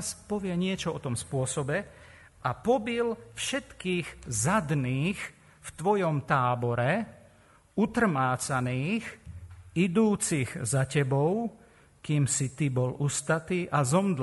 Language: Slovak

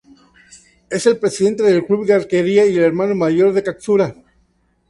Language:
Spanish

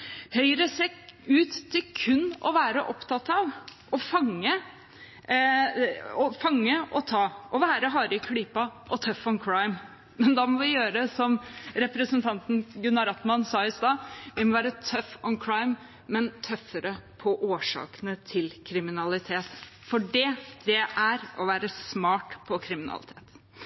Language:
Norwegian Bokmål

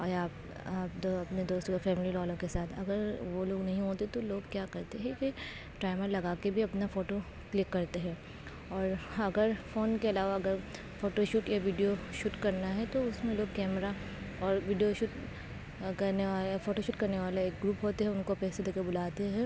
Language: Urdu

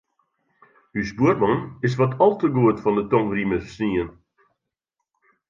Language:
Western Frisian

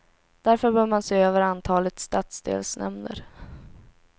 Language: Swedish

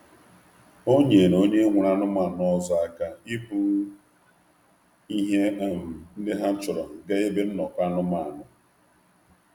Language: Igbo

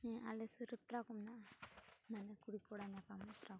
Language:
Santali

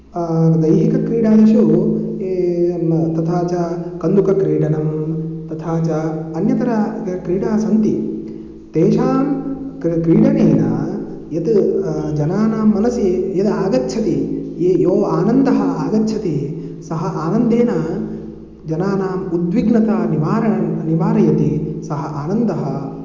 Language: Sanskrit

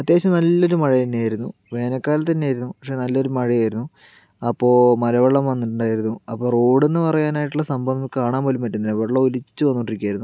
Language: Malayalam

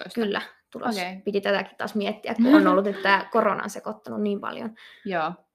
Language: Finnish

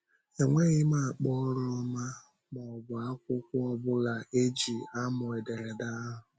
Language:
Igbo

